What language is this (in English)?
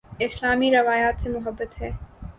Urdu